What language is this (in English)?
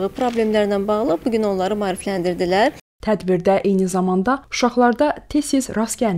Turkish